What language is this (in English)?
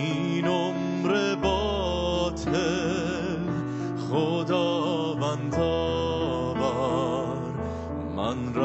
Persian